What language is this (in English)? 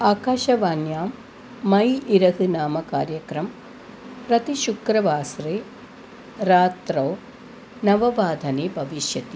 Sanskrit